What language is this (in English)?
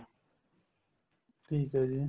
Punjabi